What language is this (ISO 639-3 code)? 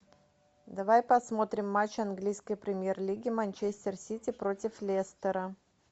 rus